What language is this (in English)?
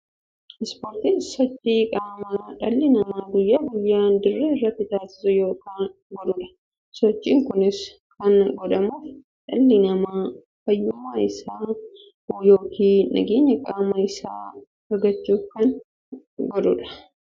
Oromo